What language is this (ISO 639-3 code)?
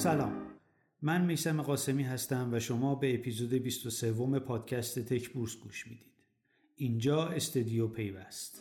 fas